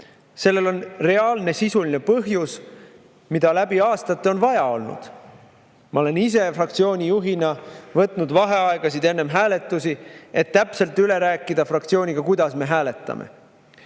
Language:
Estonian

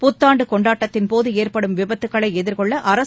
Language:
Tamil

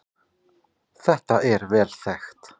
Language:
Icelandic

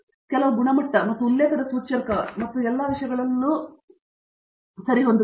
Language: Kannada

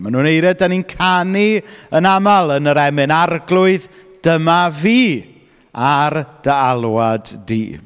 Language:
Welsh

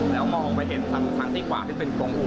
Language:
Thai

